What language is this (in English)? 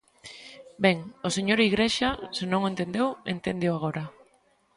Galician